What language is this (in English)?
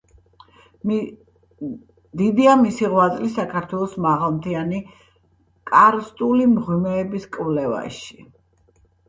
Georgian